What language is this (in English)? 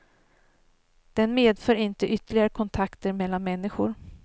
Swedish